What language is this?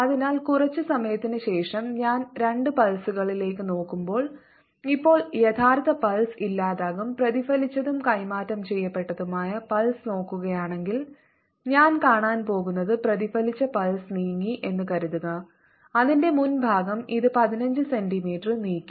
Malayalam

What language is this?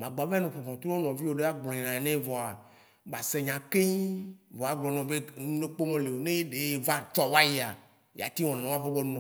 Waci Gbe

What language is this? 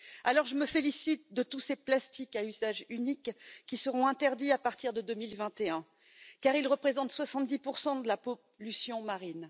French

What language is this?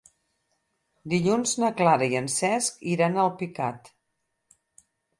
Catalan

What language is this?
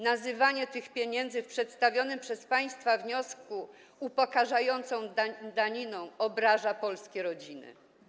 Polish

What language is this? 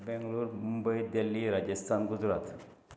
Konkani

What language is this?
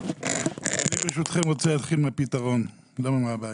Hebrew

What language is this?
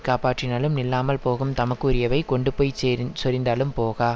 Tamil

